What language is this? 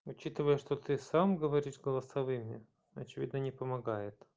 Russian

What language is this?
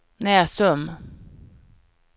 Swedish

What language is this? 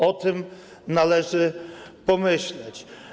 Polish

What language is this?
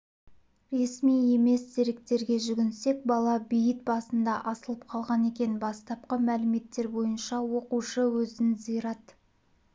Kazakh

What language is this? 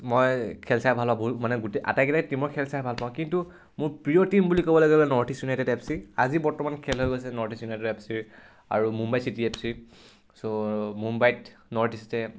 Assamese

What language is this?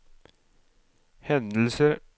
Norwegian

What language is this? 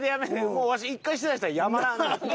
Japanese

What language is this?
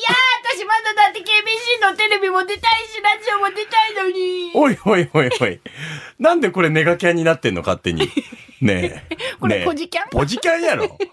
Japanese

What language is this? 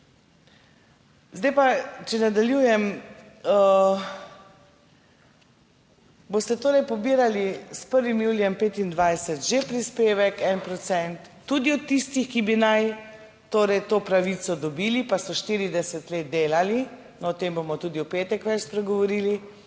Slovenian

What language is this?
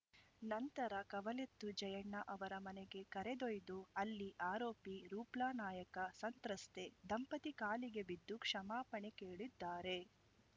Kannada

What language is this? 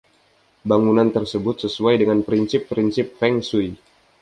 Indonesian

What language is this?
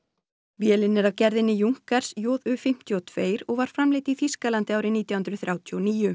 Icelandic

